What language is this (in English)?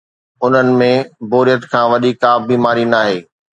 Sindhi